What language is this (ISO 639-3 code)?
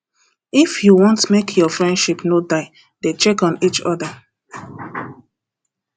pcm